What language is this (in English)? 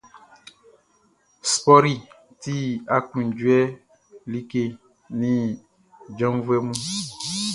Baoulé